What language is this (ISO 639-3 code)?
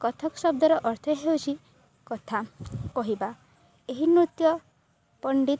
ori